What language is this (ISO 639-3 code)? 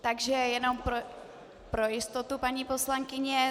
ces